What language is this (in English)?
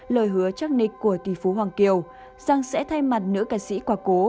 Vietnamese